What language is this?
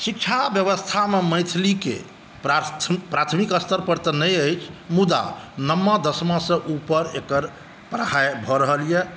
Maithili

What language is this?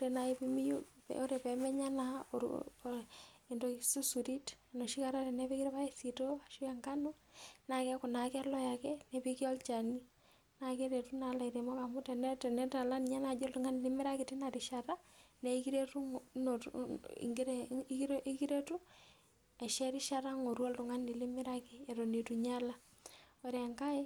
Masai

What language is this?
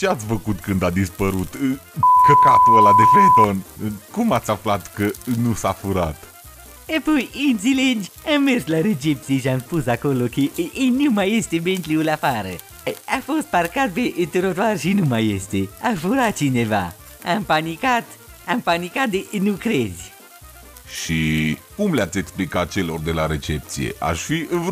Romanian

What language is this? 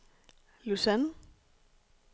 Danish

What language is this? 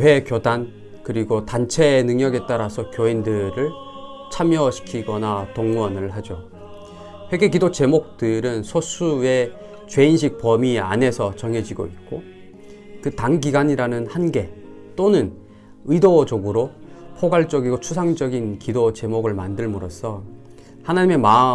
Korean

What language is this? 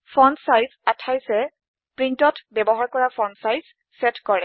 Assamese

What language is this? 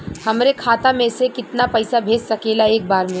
Bhojpuri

